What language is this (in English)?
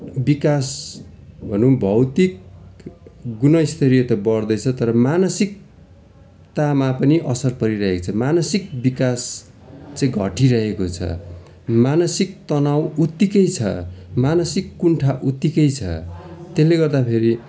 Nepali